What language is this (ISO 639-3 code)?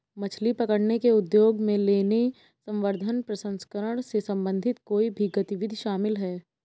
hin